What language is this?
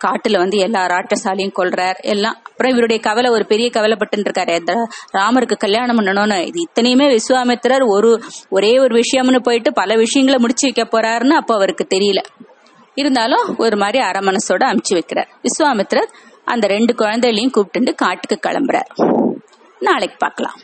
Tamil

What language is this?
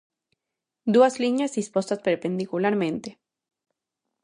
Galician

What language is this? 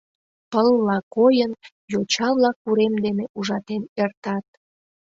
Mari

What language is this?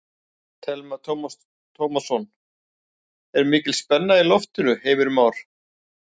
Icelandic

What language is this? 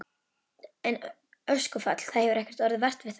Icelandic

